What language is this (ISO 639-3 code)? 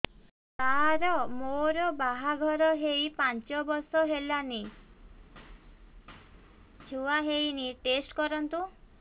ori